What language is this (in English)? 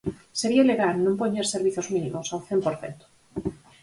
Galician